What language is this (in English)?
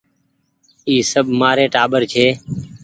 Goaria